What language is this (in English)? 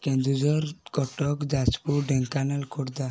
Odia